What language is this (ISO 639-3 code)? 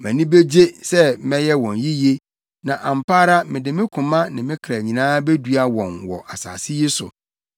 aka